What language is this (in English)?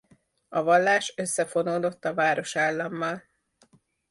Hungarian